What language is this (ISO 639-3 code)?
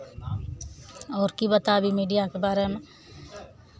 mai